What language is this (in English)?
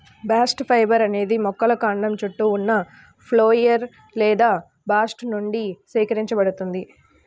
Telugu